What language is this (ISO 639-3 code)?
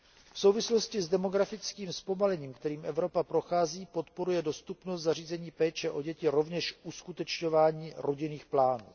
ces